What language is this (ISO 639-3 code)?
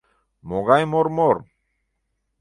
chm